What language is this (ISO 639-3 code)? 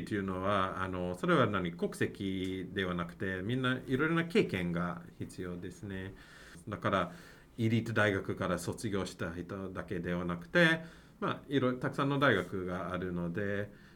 jpn